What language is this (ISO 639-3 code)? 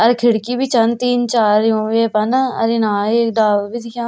gbm